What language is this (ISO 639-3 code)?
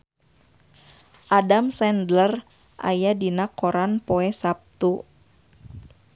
sun